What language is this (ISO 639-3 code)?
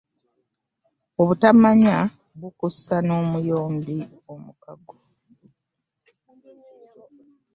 lug